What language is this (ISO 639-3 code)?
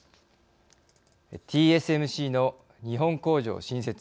jpn